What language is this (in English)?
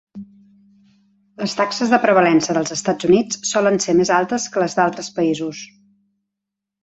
Catalan